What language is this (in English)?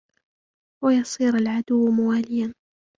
Arabic